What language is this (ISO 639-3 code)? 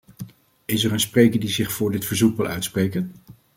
nld